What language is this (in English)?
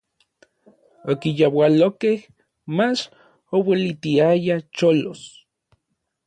Orizaba Nahuatl